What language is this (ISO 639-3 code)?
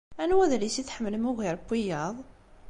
kab